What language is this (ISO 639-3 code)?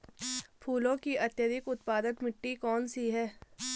hin